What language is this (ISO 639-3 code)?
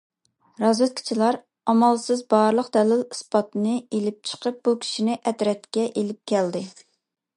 uig